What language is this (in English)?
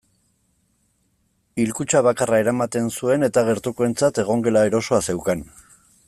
Basque